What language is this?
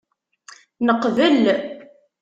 Kabyle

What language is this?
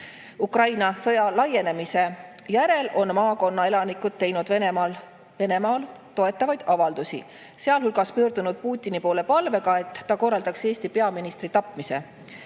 Estonian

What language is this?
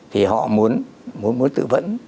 Vietnamese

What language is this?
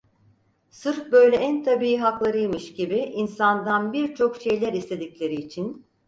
Turkish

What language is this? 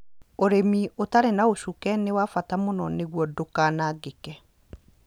Kikuyu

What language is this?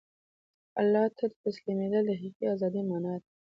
Pashto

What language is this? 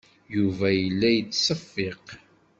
Kabyle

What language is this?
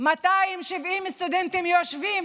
Hebrew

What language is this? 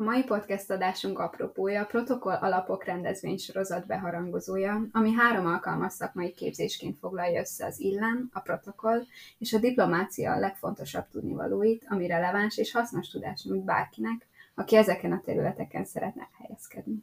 Hungarian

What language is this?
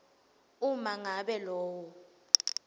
Swati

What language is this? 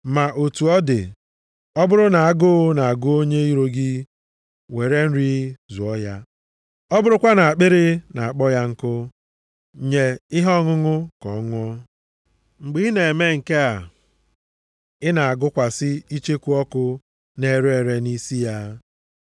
Igbo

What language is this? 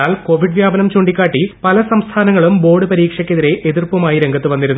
Malayalam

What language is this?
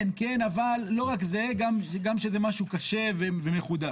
Hebrew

